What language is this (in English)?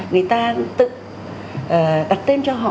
Vietnamese